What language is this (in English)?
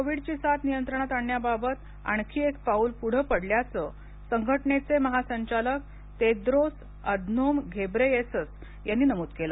Marathi